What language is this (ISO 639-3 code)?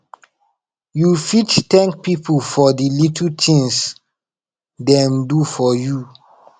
pcm